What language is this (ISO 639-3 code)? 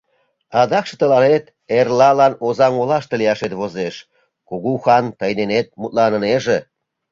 chm